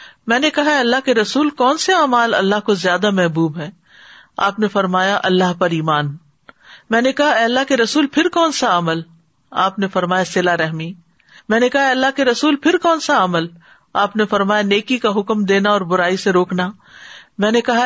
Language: Urdu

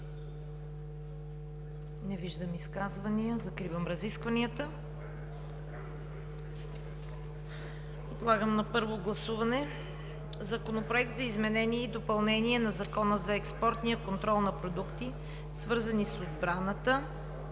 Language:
Bulgarian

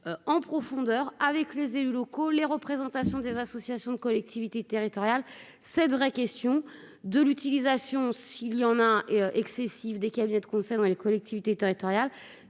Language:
French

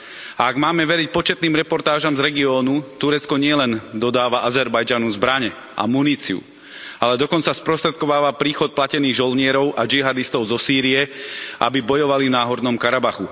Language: Slovak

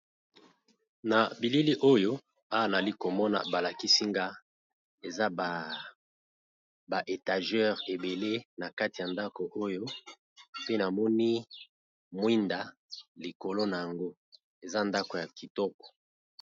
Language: Lingala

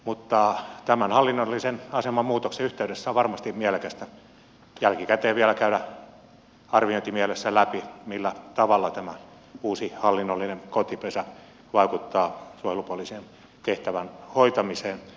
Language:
Finnish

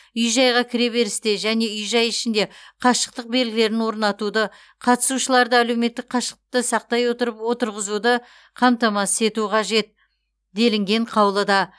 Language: Kazakh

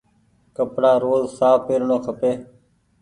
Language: Goaria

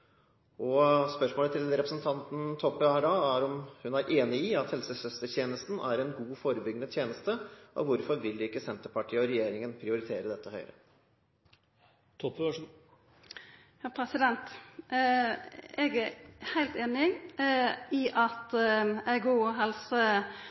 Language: Norwegian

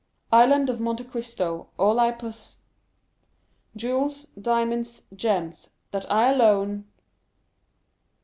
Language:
English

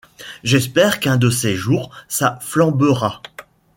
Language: French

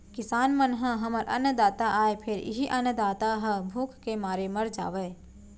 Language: Chhattisgarhi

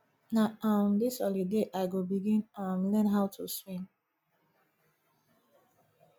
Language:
Nigerian Pidgin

